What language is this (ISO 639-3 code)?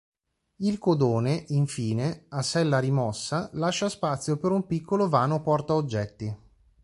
ita